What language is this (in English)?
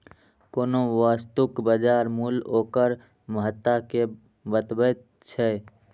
Maithili